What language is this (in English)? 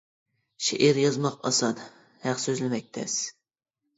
Uyghur